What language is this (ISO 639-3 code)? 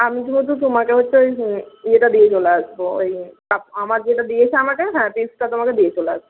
ben